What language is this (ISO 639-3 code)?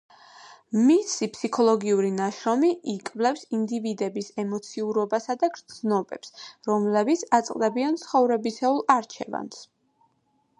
kat